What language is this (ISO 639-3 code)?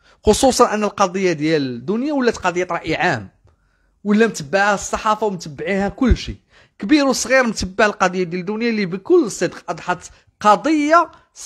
ara